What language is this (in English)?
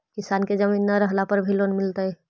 Magahi